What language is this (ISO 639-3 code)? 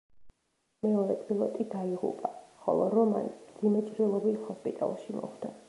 kat